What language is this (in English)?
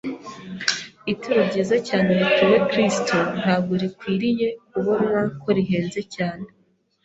Kinyarwanda